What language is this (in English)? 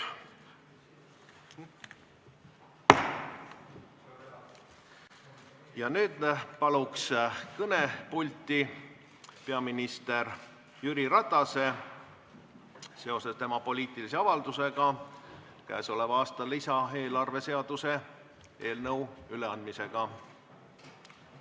Estonian